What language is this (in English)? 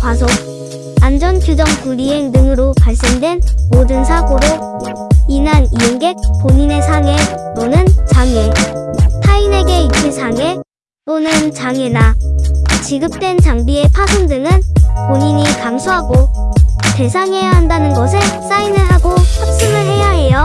Korean